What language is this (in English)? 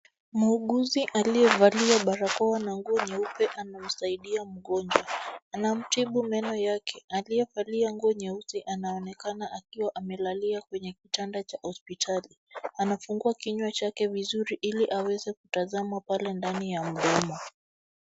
Swahili